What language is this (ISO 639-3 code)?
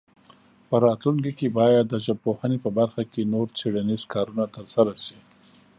pus